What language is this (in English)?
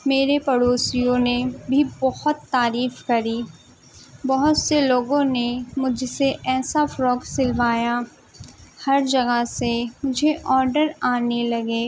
Urdu